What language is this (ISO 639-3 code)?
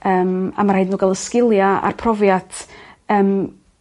cym